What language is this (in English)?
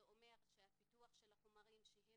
Hebrew